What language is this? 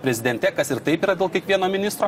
Lithuanian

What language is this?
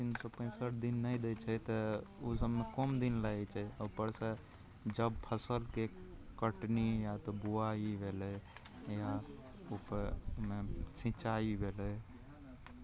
Maithili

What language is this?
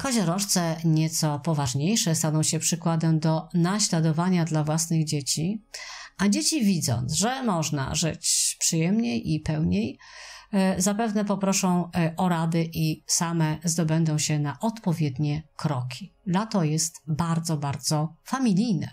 Polish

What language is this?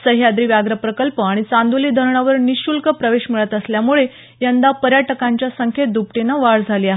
Marathi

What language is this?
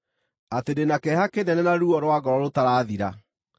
Kikuyu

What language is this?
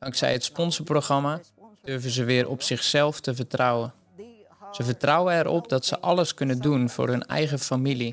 Dutch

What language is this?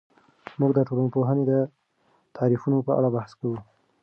Pashto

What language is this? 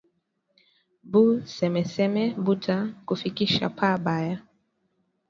Swahili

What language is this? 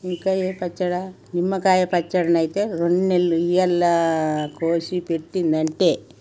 Telugu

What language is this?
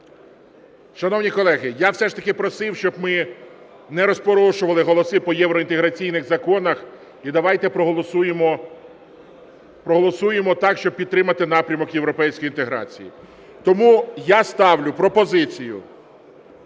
Ukrainian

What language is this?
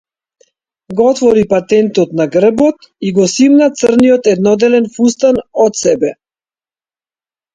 Macedonian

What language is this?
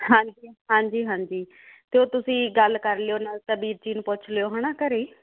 Punjabi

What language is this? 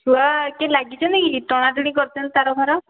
Odia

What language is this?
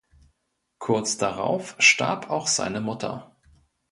German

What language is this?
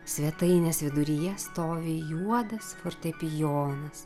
Lithuanian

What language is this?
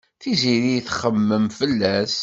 Kabyle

